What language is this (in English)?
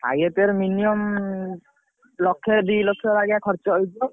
Odia